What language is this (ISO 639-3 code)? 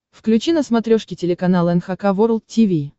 rus